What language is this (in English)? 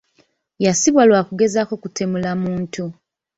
Ganda